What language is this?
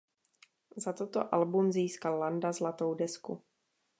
Czech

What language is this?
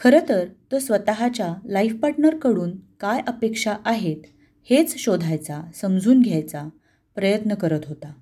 Marathi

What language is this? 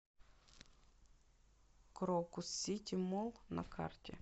Russian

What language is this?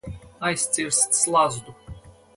Latvian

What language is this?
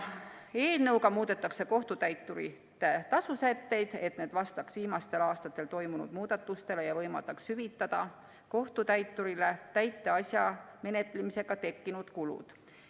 Estonian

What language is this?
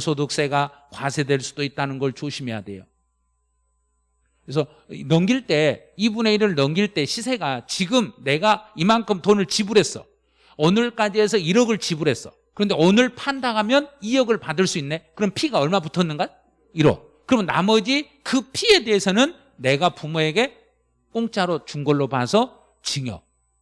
Korean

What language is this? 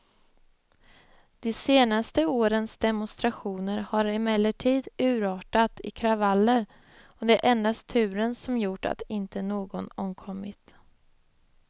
Swedish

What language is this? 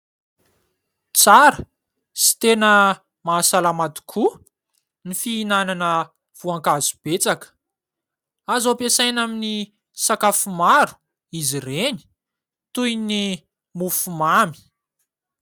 Malagasy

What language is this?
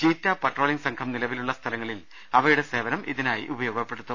Malayalam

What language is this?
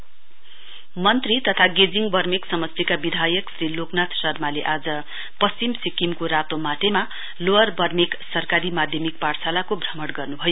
Nepali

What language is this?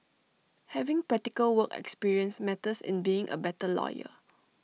English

